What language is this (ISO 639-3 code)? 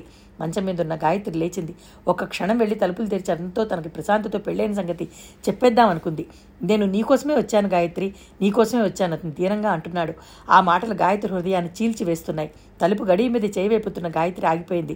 tel